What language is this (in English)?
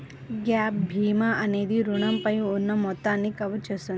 Telugu